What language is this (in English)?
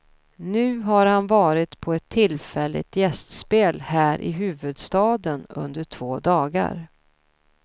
Swedish